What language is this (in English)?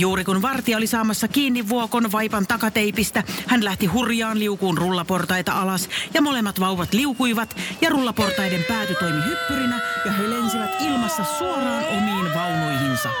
Finnish